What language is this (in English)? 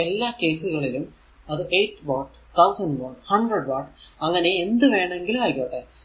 Malayalam